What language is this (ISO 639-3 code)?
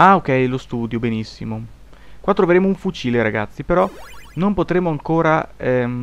ita